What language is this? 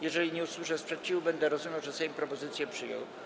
Polish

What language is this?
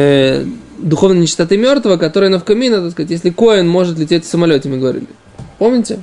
Russian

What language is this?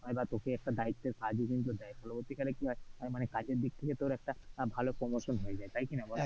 Bangla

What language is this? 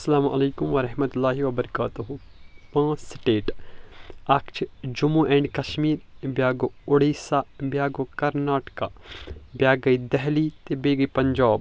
Kashmiri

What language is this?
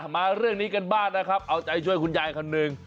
Thai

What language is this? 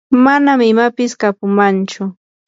Yanahuanca Pasco Quechua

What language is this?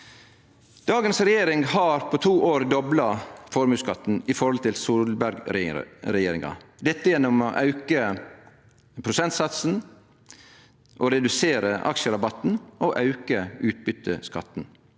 Norwegian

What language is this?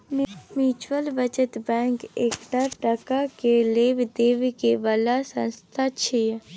Maithili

